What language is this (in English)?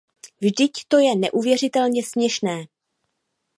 Czech